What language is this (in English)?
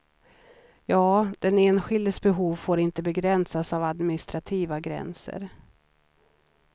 Swedish